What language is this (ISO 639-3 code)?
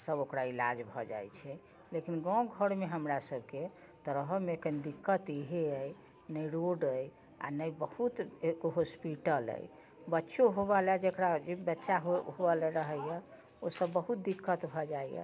mai